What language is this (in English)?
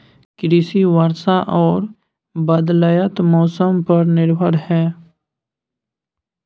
Maithili